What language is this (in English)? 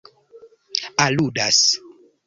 Esperanto